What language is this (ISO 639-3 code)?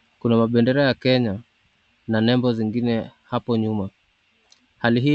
swa